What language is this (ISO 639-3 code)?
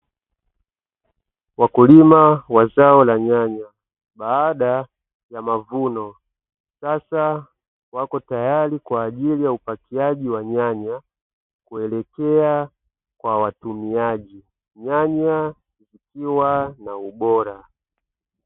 swa